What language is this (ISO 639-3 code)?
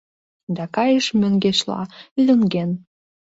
chm